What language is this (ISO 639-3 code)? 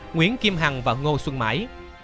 vie